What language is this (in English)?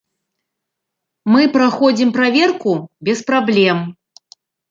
Belarusian